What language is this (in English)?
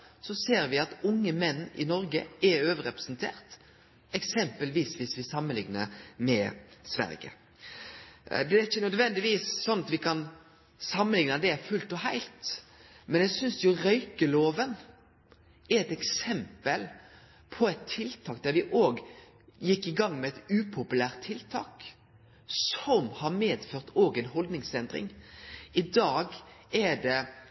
Norwegian Nynorsk